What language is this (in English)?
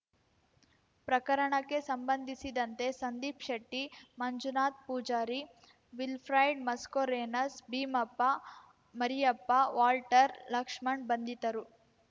Kannada